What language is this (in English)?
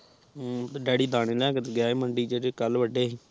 Punjabi